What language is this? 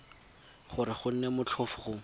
Tswana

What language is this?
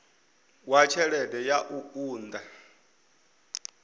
Venda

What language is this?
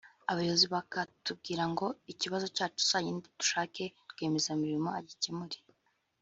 Kinyarwanda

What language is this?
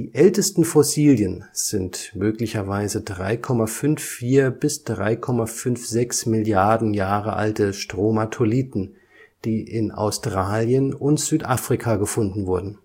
German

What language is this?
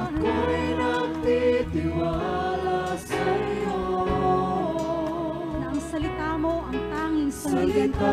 Filipino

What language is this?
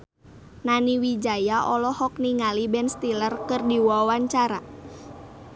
Sundanese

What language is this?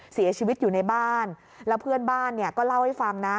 Thai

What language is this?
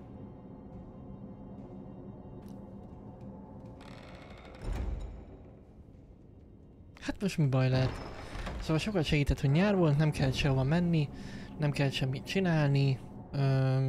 Hungarian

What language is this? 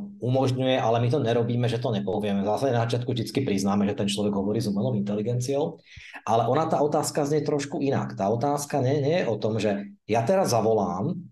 Slovak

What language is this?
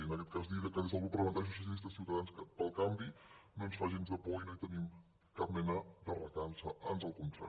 Catalan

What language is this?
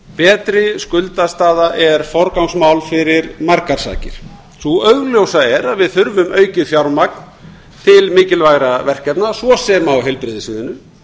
Icelandic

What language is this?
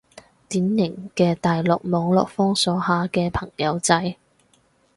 Cantonese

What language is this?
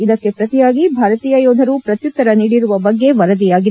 Kannada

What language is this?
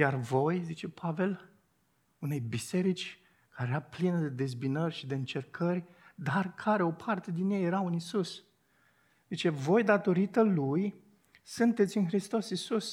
Romanian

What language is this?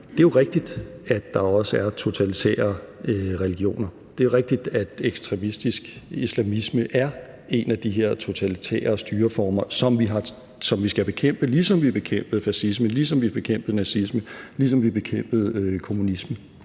Danish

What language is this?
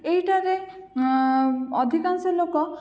Odia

